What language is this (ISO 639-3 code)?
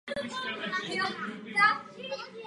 ces